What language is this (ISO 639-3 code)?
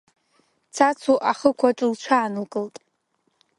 abk